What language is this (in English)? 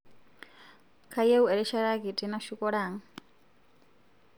Masai